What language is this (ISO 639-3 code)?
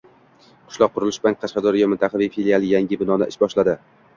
uzb